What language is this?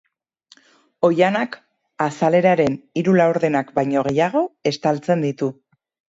Basque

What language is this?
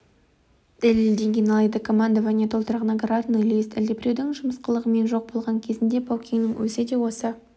Kazakh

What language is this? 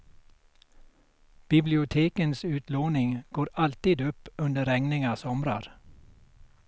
Swedish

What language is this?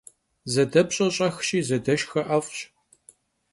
Kabardian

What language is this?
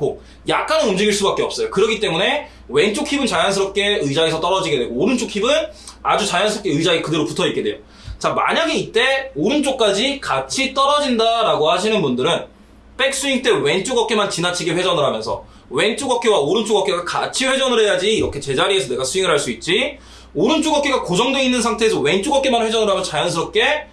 Korean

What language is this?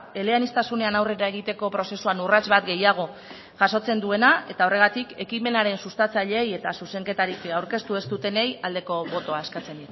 Basque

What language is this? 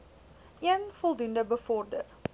Afrikaans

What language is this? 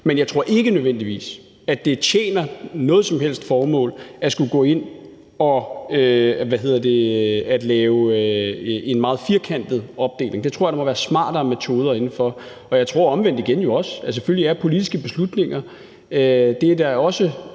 Danish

